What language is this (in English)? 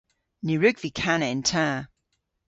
Cornish